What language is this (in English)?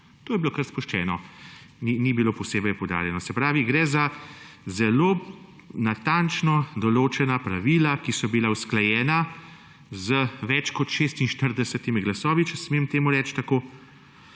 Slovenian